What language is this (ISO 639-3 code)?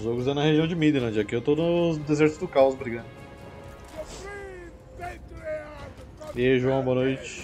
por